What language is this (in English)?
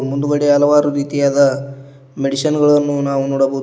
Kannada